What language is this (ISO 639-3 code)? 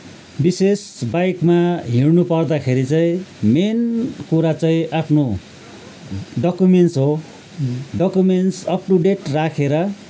nep